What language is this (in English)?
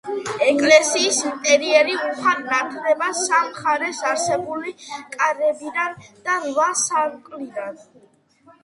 Georgian